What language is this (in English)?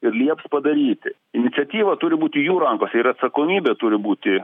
Lithuanian